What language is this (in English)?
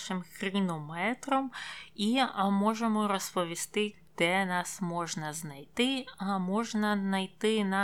Ukrainian